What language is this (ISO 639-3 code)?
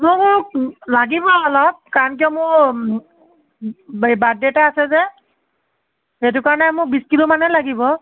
asm